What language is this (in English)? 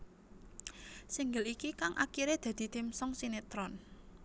Javanese